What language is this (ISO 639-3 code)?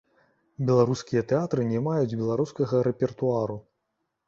bel